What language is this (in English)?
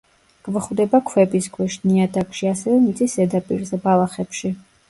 Georgian